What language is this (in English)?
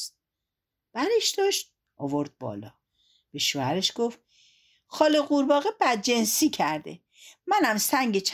Persian